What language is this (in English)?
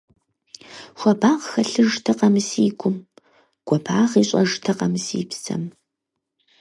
Kabardian